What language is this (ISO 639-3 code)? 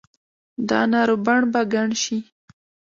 pus